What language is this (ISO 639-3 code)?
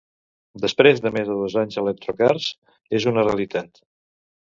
cat